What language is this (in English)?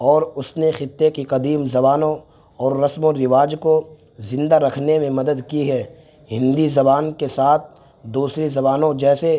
Urdu